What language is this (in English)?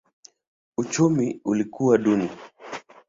Swahili